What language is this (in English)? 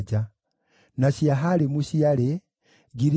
Kikuyu